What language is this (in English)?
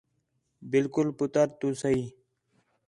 Khetrani